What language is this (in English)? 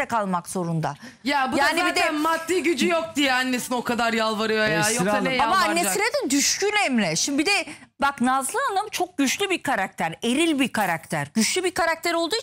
Turkish